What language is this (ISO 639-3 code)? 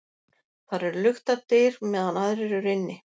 isl